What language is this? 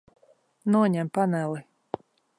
Latvian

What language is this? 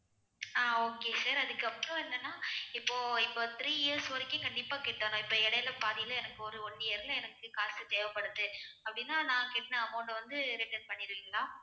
Tamil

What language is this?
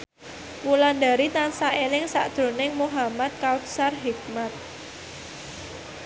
Javanese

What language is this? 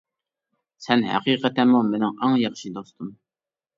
Uyghur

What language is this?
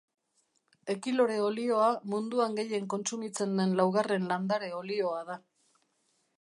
Basque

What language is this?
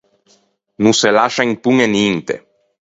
Ligurian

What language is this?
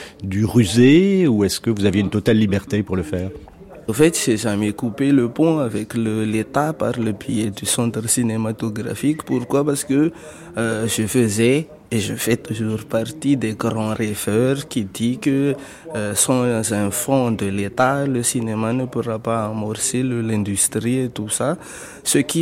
French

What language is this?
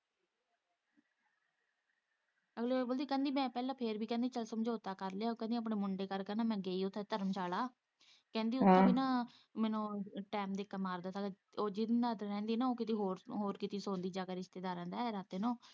Punjabi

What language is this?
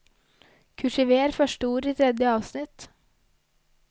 Norwegian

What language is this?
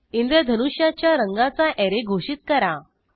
Marathi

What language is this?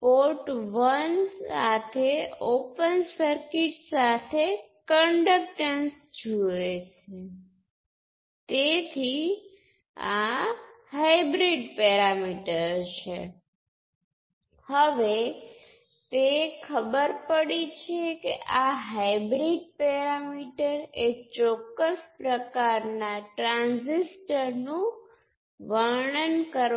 Gujarati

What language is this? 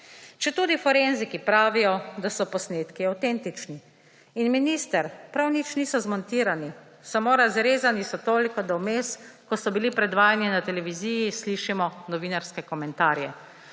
Slovenian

